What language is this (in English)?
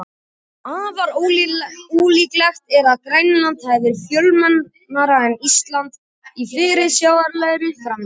Icelandic